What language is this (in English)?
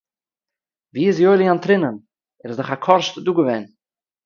Yiddish